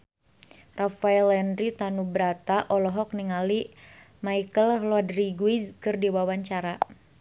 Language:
Sundanese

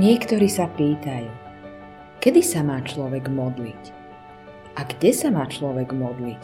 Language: Slovak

